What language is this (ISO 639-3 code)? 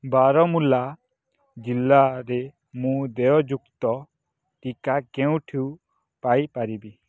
ori